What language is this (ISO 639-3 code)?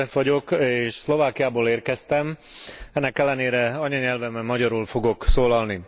hun